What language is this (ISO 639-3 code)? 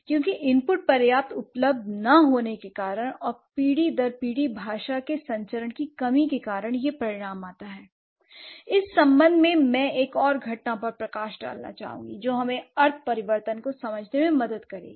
hin